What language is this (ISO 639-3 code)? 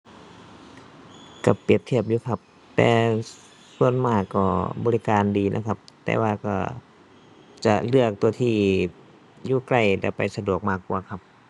tha